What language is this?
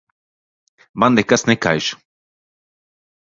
Latvian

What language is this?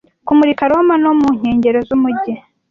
Kinyarwanda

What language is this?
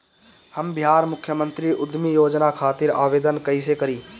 Bhojpuri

